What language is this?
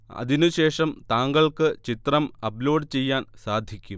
Malayalam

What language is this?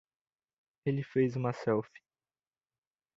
Portuguese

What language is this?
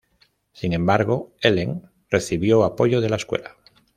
Spanish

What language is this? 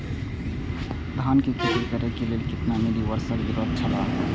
Maithili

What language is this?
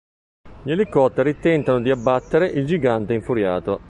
Italian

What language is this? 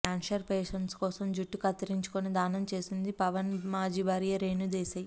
Telugu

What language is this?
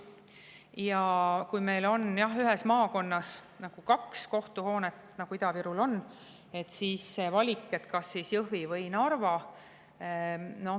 Estonian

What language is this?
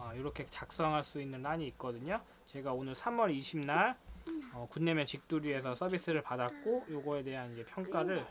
Korean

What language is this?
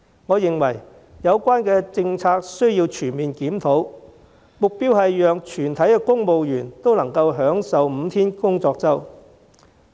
Cantonese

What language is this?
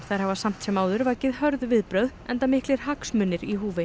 Icelandic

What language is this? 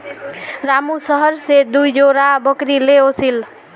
Magahi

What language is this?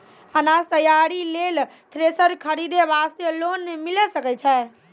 Maithili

